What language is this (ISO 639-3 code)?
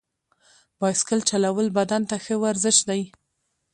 pus